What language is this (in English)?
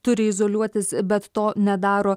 Lithuanian